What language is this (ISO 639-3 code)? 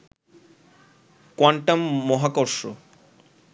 ben